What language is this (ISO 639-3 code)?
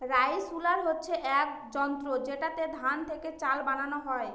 ben